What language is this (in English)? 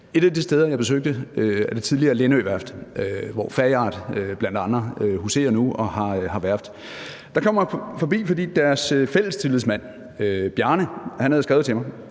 Danish